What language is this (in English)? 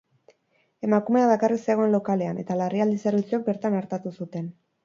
Basque